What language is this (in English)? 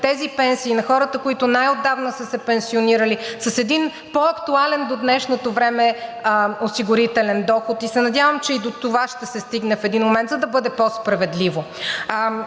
Bulgarian